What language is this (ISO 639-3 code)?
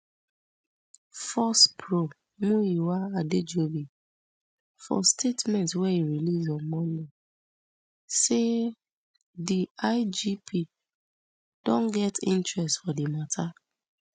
pcm